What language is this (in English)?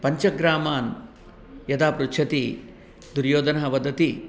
Sanskrit